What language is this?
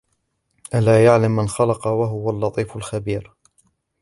Arabic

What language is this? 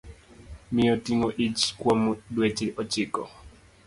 Luo (Kenya and Tanzania)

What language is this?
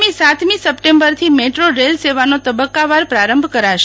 Gujarati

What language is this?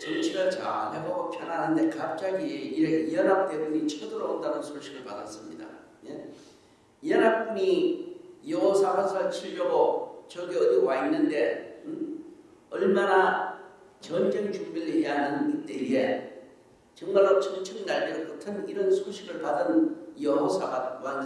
Korean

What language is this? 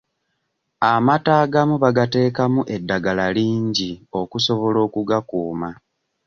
Ganda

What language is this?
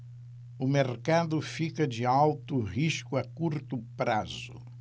Portuguese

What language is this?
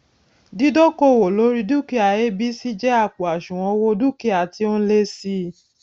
Yoruba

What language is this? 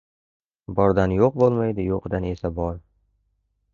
Uzbek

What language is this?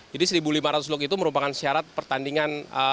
Indonesian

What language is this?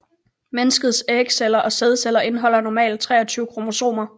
Danish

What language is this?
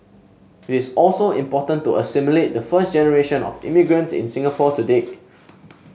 English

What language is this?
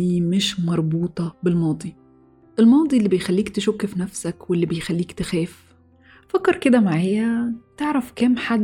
Arabic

